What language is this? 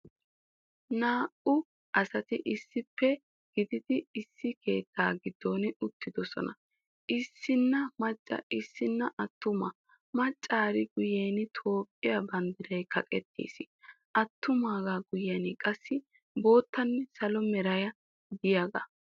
Wolaytta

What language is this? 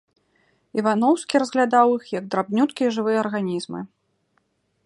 Belarusian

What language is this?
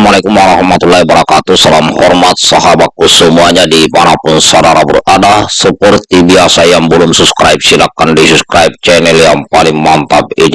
Indonesian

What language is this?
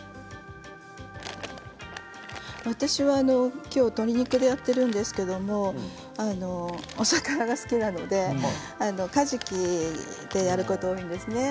Japanese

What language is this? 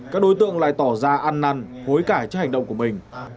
Vietnamese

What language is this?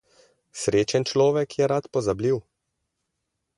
Slovenian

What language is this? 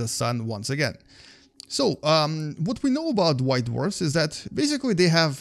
English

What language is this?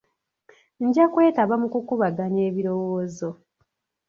Ganda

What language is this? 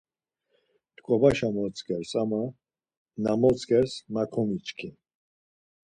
Laz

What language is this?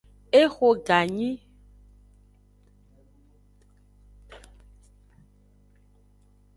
Aja (Benin)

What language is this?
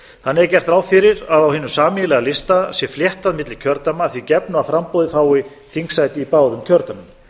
Icelandic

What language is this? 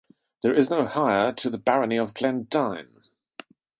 English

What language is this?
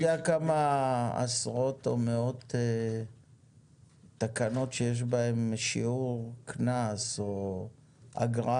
Hebrew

